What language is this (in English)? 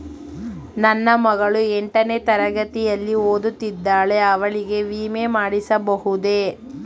Kannada